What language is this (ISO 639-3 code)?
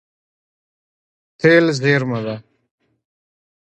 pus